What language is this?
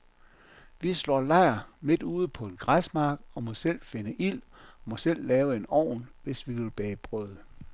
Danish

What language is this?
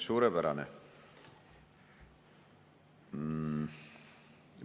Estonian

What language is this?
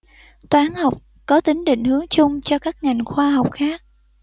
Vietnamese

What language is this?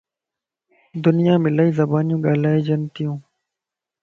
Lasi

